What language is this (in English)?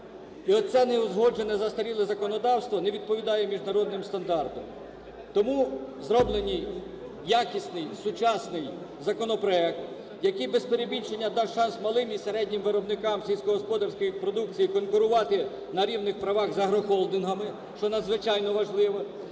Ukrainian